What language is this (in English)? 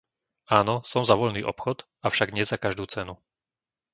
Slovak